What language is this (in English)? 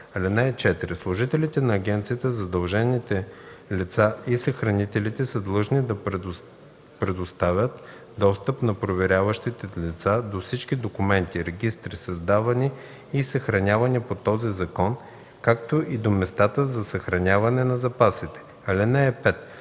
Bulgarian